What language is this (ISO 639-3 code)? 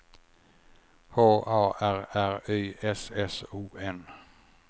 swe